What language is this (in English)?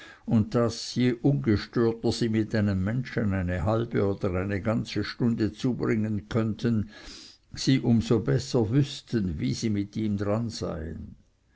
German